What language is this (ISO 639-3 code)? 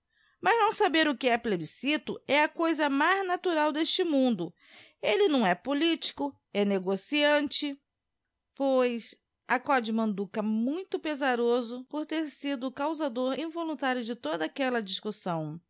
por